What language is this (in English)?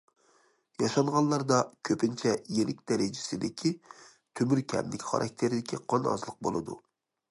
Uyghur